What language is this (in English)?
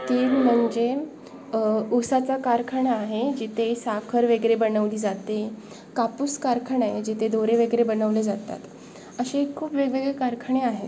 Marathi